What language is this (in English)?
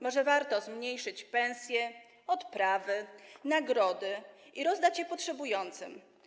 Polish